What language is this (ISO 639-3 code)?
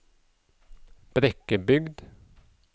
nor